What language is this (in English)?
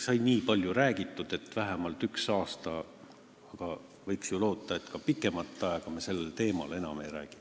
Estonian